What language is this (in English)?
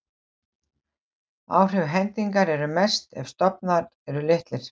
Icelandic